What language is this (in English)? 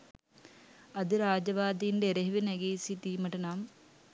Sinhala